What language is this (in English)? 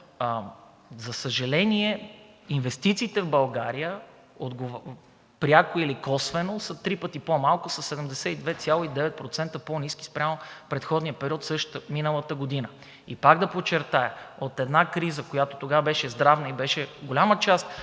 Bulgarian